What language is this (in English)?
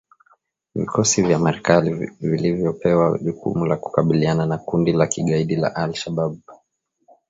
Swahili